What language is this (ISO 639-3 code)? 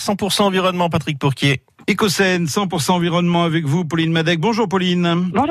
fra